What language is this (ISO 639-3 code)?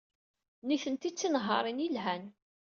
kab